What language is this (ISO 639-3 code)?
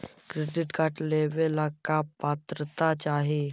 mag